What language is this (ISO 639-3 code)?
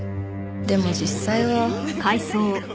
jpn